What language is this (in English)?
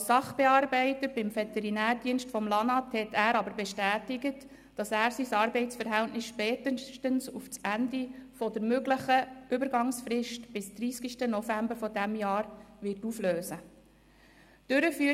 Swiss German